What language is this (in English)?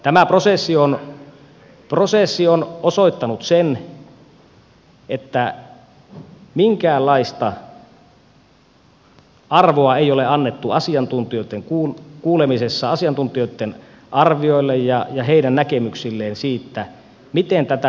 Finnish